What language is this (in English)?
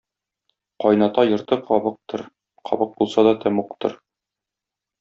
Tatar